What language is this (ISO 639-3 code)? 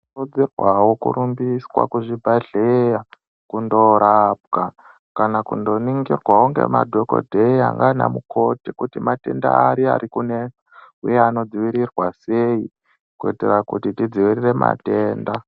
ndc